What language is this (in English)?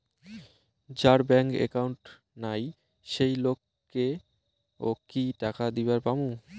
Bangla